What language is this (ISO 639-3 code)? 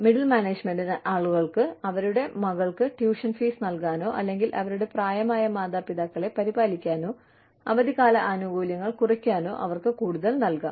mal